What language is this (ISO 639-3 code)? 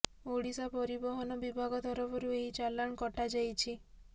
ori